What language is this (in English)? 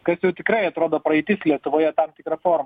Lithuanian